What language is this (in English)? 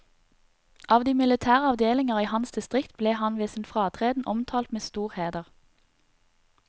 Norwegian